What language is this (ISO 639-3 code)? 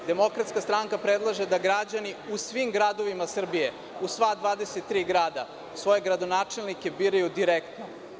srp